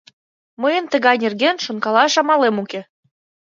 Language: Mari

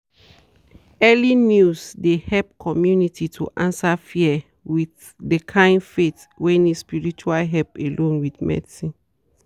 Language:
Nigerian Pidgin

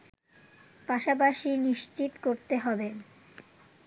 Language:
Bangla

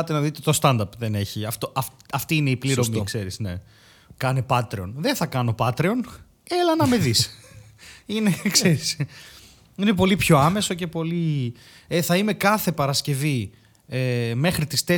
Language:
Greek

